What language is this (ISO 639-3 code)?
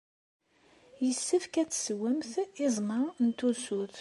kab